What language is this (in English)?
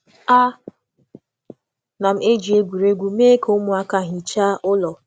Igbo